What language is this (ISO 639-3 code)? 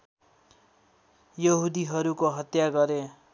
nep